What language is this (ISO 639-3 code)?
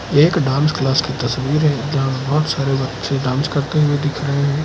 hin